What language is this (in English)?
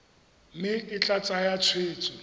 Tswana